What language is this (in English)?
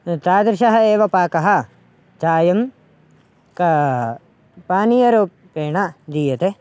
Sanskrit